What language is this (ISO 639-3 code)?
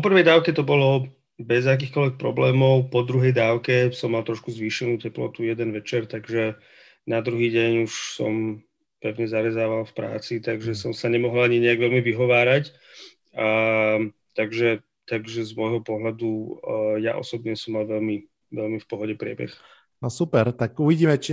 slk